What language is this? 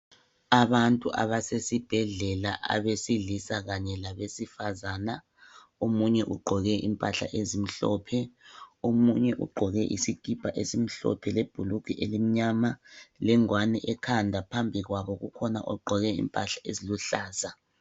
North Ndebele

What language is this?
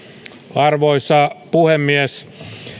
Finnish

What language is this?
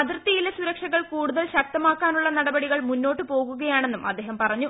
Malayalam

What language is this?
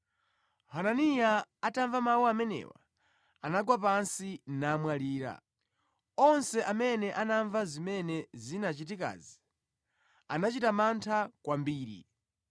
Nyanja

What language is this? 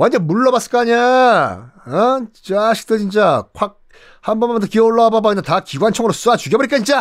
Korean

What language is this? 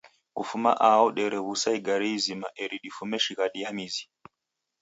Taita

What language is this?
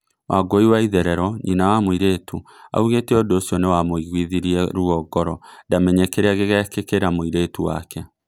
Kikuyu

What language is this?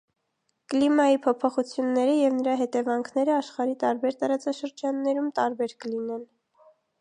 Armenian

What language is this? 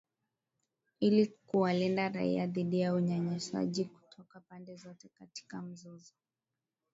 Swahili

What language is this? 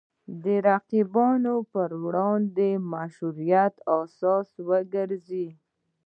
Pashto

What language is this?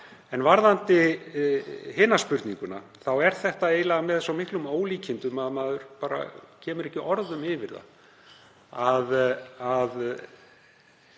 Icelandic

